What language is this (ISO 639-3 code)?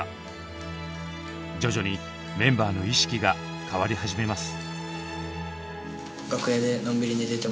jpn